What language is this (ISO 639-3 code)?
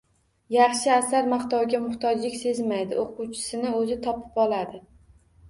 uzb